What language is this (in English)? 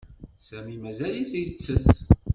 Kabyle